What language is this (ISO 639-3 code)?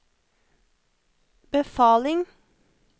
nor